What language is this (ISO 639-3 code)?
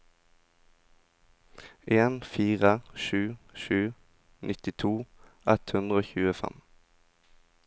nor